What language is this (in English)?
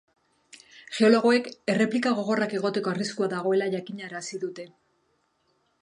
Basque